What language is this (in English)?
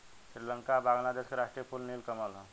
Bhojpuri